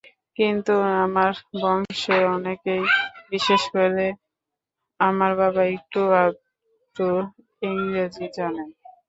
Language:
Bangla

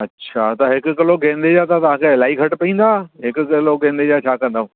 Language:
Sindhi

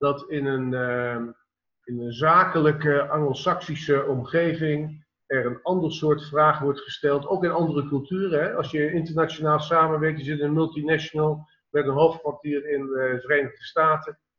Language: Dutch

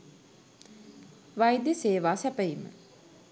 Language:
Sinhala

